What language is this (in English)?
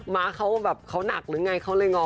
Thai